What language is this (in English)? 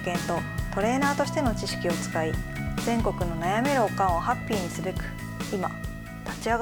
Japanese